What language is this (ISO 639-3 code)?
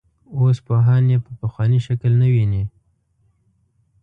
pus